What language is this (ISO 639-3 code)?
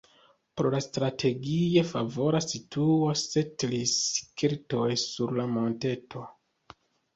epo